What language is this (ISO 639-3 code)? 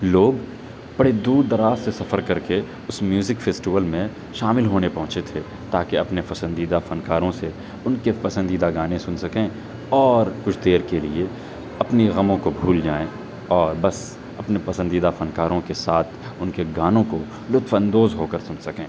urd